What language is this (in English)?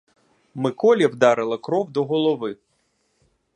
Ukrainian